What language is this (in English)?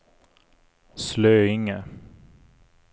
Swedish